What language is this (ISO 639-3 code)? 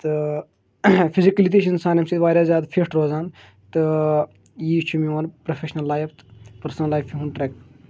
kas